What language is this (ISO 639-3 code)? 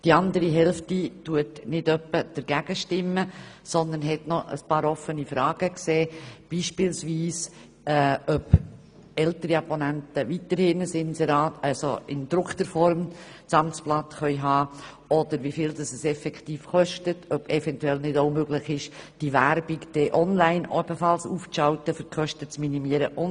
gsw